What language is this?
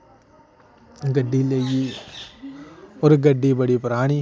Dogri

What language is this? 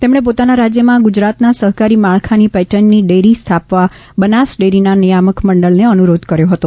Gujarati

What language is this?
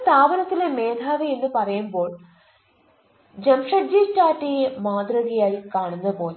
Malayalam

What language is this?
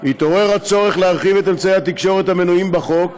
Hebrew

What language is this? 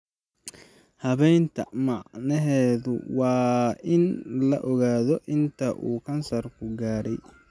Somali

